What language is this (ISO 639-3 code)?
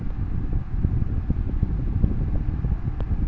ben